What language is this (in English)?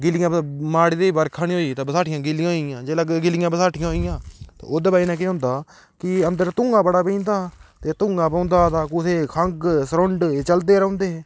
Dogri